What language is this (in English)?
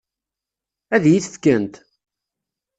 Kabyle